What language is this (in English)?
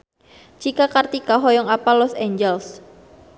Sundanese